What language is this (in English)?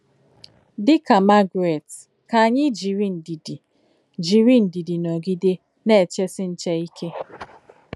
Igbo